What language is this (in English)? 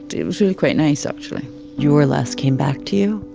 English